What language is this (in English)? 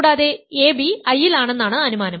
Malayalam